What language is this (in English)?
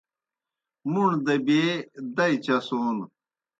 Kohistani Shina